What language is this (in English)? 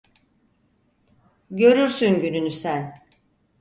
Turkish